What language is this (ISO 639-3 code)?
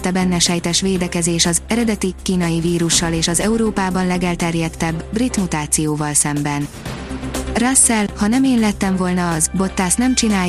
hun